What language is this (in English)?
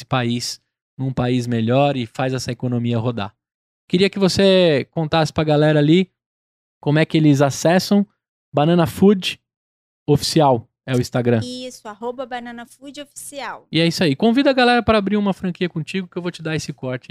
Portuguese